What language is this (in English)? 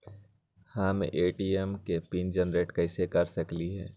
Magahi